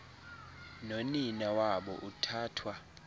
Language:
Xhosa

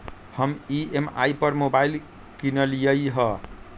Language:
Magahi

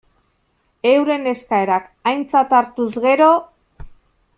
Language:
Basque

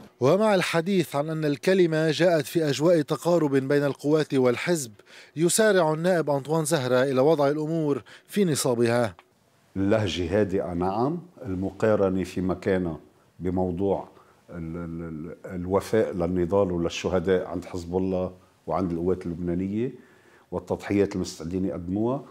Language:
Arabic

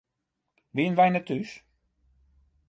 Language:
Western Frisian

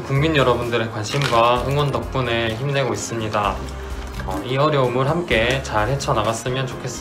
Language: Korean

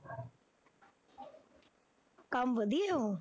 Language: Punjabi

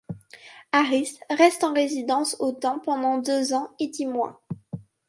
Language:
French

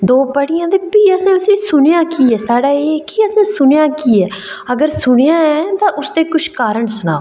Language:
Dogri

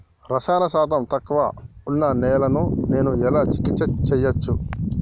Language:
Telugu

